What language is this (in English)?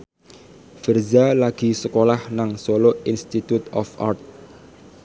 Javanese